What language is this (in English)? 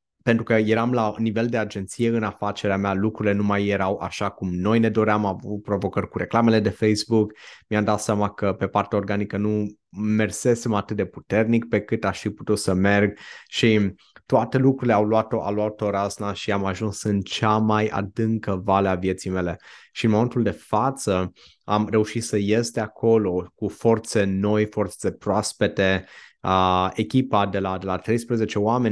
Romanian